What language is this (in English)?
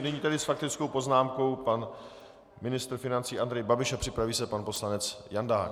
Czech